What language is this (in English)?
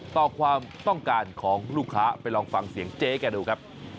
Thai